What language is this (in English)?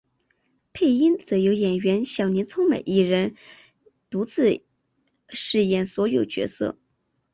Chinese